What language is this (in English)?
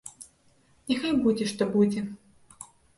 Belarusian